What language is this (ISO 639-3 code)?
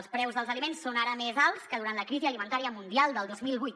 cat